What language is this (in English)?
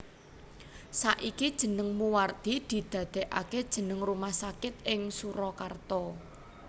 Javanese